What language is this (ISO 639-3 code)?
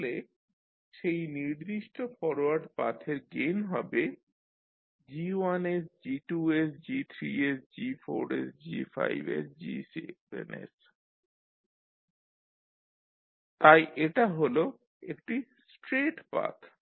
ben